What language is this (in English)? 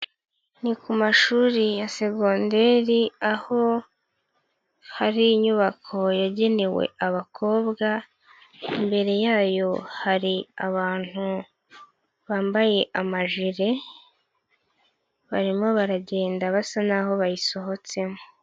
Kinyarwanda